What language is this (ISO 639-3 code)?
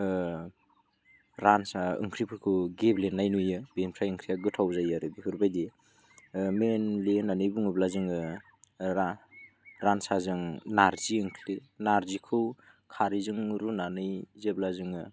brx